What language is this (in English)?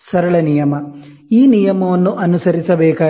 Kannada